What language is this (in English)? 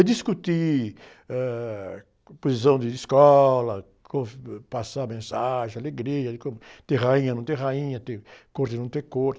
Portuguese